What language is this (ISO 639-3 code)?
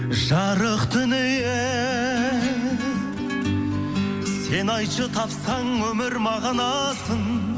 kaz